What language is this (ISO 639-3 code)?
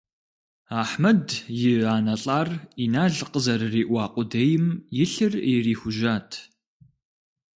kbd